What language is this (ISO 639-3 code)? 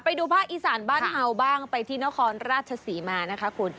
tha